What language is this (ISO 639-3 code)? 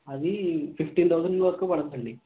tel